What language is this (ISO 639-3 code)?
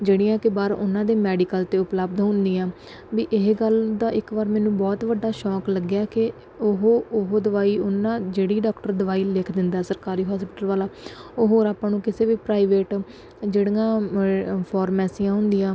pan